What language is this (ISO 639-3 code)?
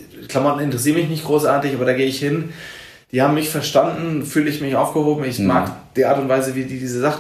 deu